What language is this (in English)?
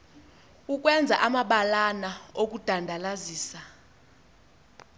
Xhosa